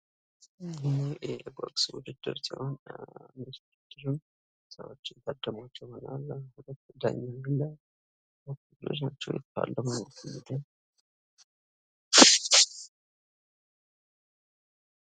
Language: Amharic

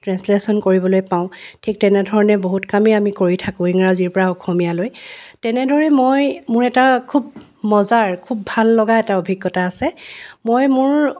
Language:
Assamese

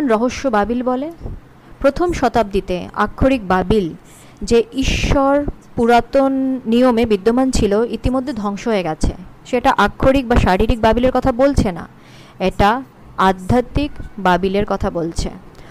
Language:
Bangla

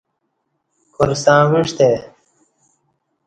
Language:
Kati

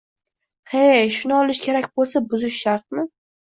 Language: Uzbek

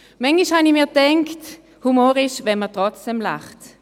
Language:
Swiss German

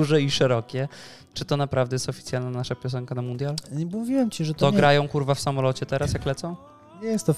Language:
Polish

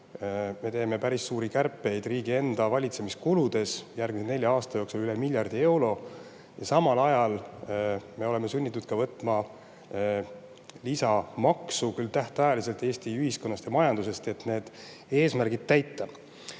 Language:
Estonian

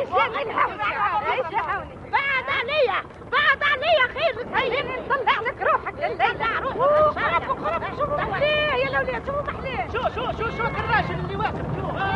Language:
Arabic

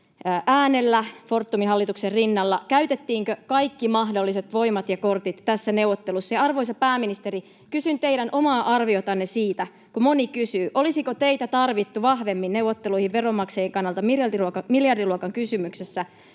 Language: Finnish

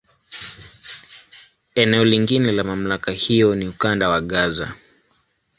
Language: Swahili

